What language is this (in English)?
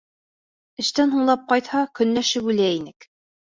Bashkir